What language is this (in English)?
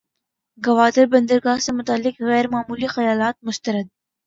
Urdu